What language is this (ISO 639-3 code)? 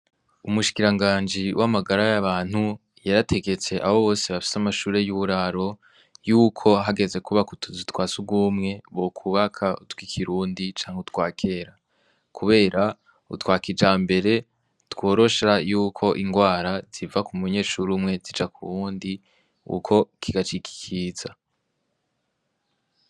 run